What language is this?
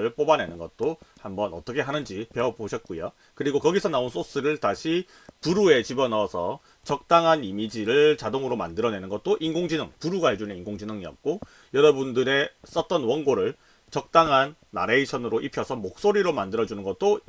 Korean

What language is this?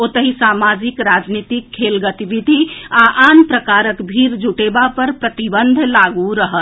Maithili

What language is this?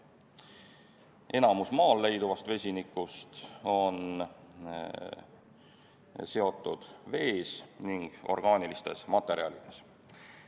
Estonian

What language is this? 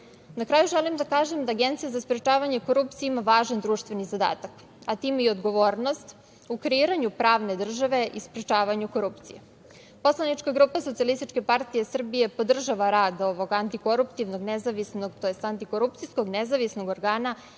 Serbian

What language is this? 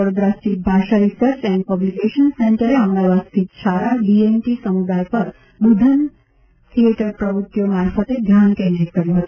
Gujarati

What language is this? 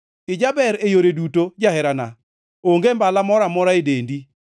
Luo (Kenya and Tanzania)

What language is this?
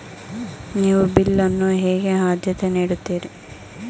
Kannada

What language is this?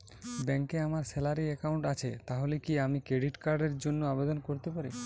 Bangla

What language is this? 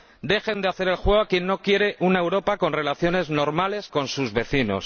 Spanish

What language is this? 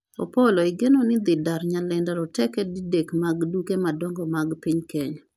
Luo (Kenya and Tanzania)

